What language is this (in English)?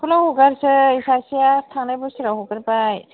Bodo